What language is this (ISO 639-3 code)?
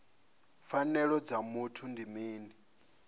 ven